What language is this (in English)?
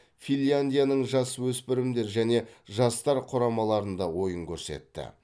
Kazakh